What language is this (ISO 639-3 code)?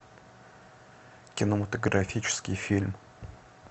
rus